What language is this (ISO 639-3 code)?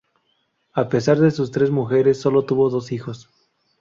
spa